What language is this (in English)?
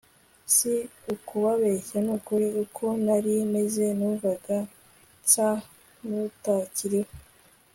Kinyarwanda